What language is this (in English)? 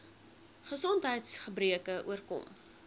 Afrikaans